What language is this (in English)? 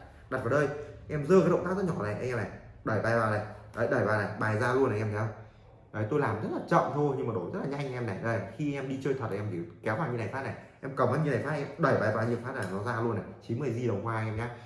Vietnamese